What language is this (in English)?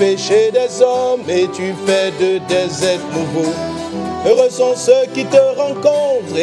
French